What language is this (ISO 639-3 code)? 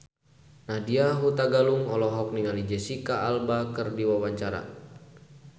sun